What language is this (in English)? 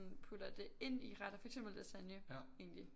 Danish